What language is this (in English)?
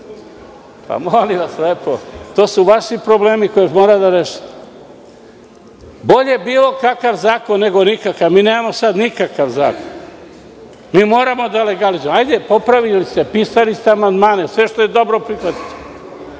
Serbian